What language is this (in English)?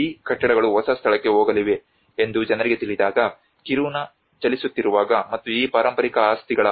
Kannada